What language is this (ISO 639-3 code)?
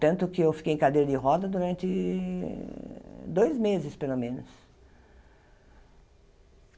por